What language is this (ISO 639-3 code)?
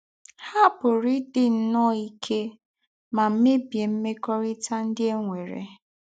ibo